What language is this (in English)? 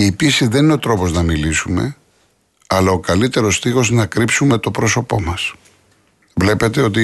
Greek